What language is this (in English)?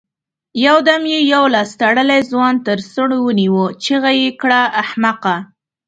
Pashto